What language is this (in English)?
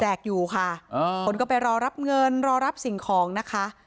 Thai